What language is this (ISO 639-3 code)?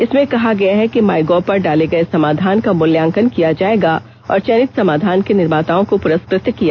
hin